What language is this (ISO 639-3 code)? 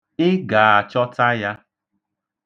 ibo